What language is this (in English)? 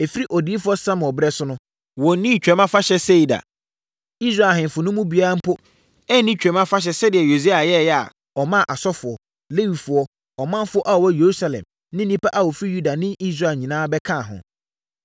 Akan